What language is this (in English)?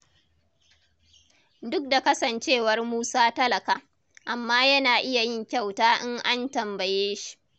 Hausa